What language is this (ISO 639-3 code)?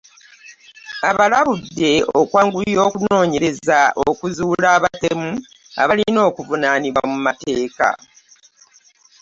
lug